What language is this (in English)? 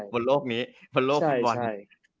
Thai